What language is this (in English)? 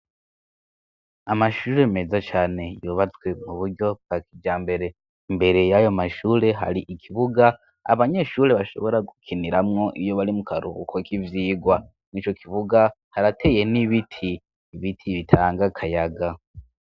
Rundi